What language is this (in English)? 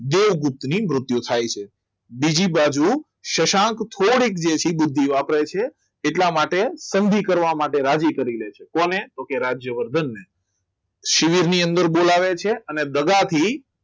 Gujarati